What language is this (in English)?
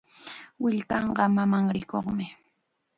Chiquián Ancash Quechua